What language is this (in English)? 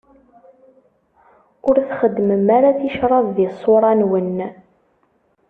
Kabyle